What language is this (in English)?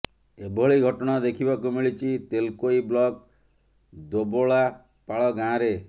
Odia